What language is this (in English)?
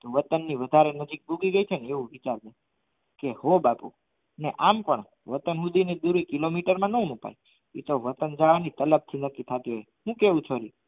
Gujarati